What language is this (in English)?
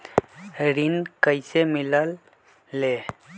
Magahi